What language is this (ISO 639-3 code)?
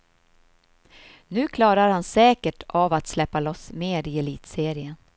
swe